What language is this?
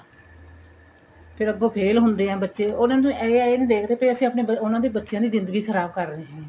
Punjabi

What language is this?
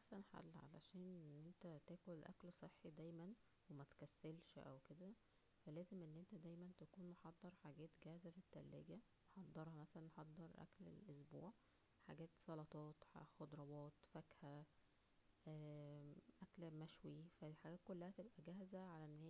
Egyptian Arabic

